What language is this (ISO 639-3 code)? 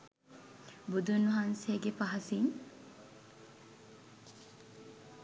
sin